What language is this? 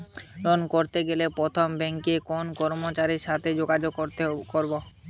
Bangla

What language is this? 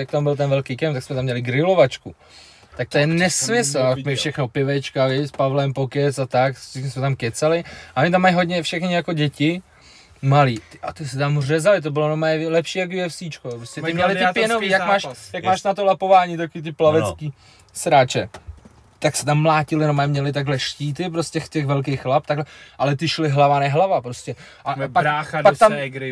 Czech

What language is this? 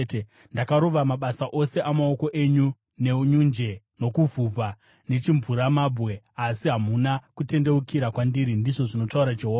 Shona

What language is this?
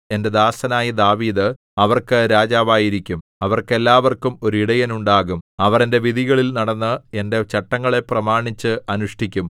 Malayalam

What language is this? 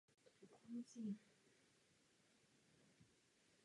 Czech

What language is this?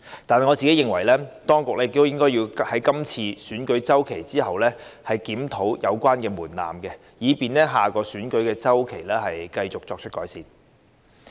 Cantonese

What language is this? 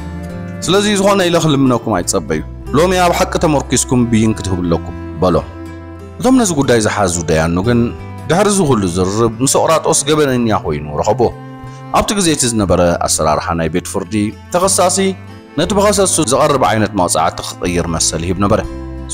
Arabic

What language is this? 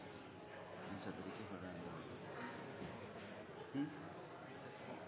Norwegian Nynorsk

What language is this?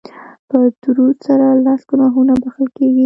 Pashto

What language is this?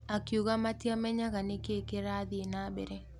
Kikuyu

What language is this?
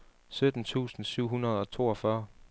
Danish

